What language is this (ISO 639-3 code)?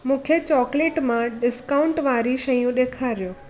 snd